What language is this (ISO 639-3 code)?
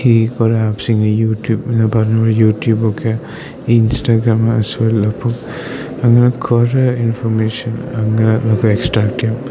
mal